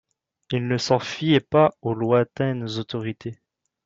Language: French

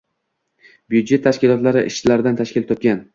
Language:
Uzbek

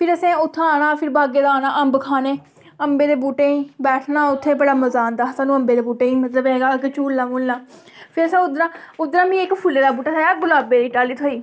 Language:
Dogri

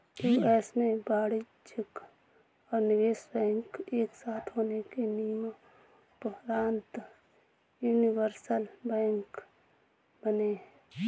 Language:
Hindi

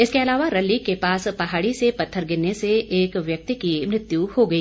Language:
Hindi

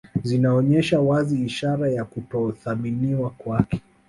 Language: Swahili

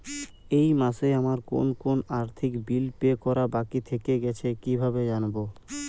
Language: Bangla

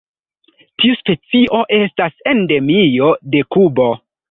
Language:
Esperanto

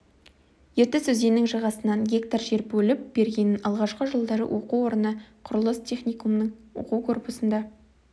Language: Kazakh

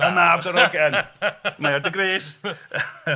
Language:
Welsh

